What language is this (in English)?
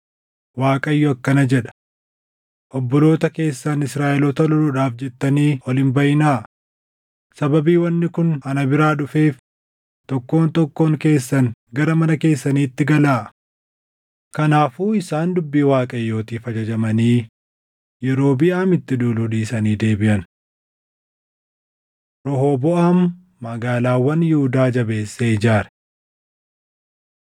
Oromo